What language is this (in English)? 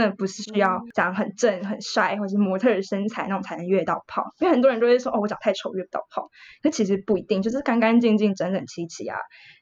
Chinese